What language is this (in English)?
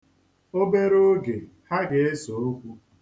Igbo